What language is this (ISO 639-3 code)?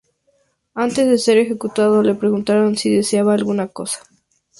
spa